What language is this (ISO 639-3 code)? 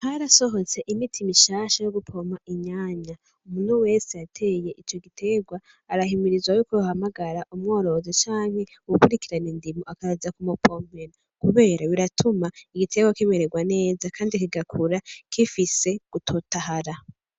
run